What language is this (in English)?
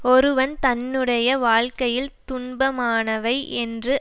Tamil